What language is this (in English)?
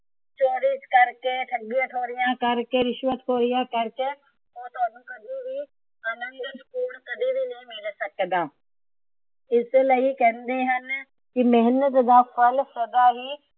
Punjabi